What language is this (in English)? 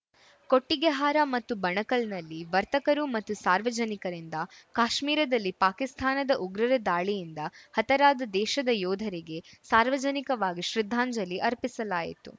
Kannada